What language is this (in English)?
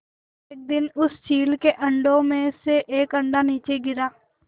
Hindi